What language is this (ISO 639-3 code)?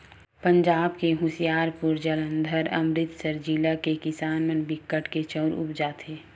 hne